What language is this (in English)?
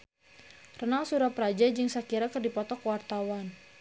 Sundanese